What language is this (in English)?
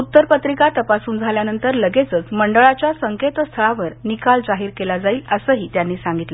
Marathi